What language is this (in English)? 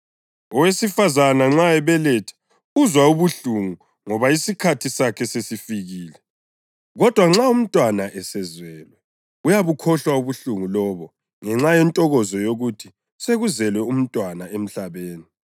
North Ndebele